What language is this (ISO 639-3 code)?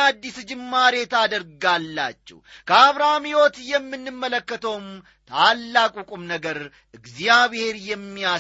amh